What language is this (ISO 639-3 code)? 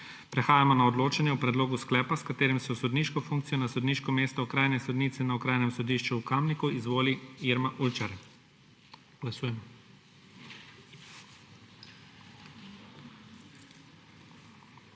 slv